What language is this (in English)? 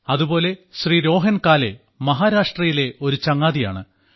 Malayalam